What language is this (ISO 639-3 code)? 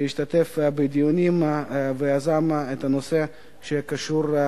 heb